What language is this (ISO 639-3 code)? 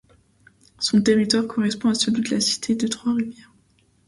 fra